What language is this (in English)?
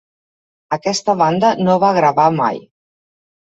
Catalan